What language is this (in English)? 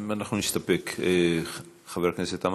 Hebrew